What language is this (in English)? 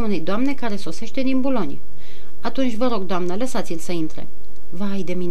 Romanian